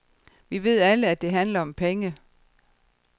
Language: Danish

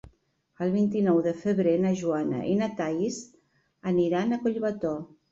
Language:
Catalan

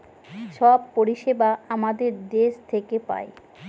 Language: Bangla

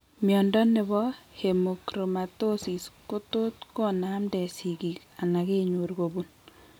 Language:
Kalenjin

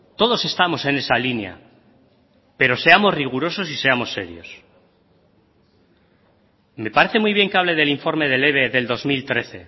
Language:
Spanish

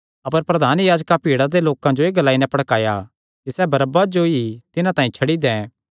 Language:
Kangri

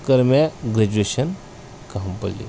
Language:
Kashmiri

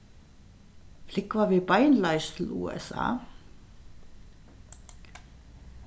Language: Faroese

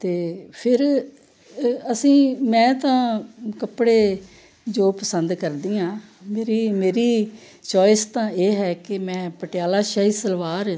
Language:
Punjabi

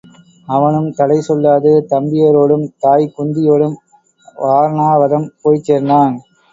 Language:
Tamil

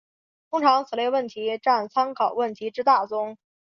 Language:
Chinese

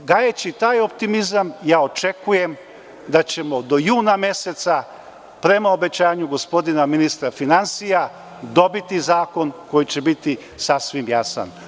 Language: Serbian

